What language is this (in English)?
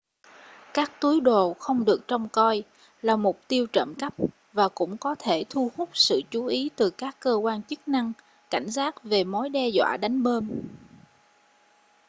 Vietnamese